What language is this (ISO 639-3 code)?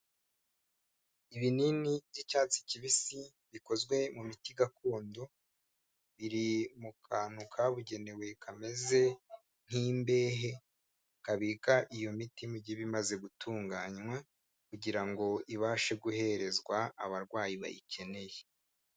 kin